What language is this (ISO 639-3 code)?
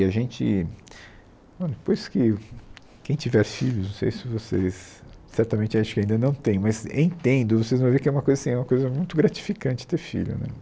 por